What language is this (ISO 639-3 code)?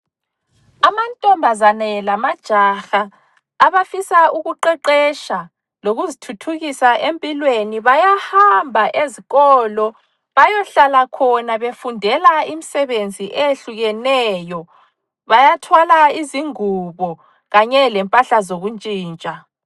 nde